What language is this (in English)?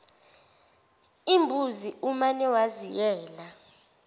Zulu